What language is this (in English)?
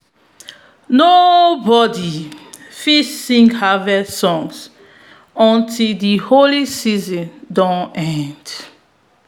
Nigerian Pidgin